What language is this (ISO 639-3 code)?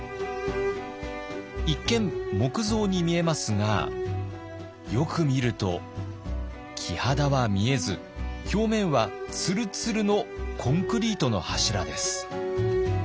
jpn